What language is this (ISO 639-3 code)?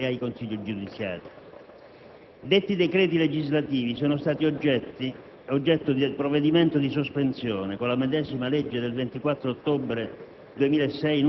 ita